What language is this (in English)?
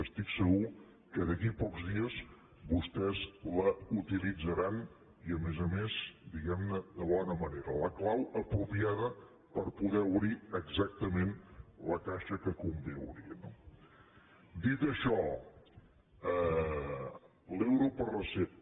Catalan